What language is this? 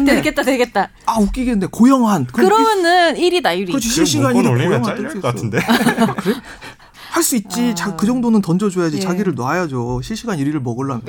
Korean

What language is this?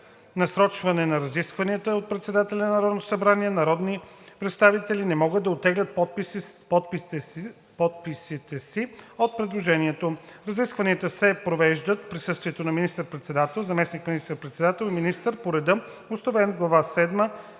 Bulgarian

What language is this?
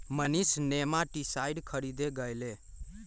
Magahi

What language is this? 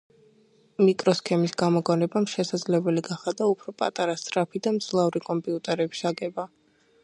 Georgian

